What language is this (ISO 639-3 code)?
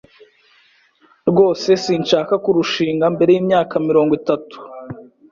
kin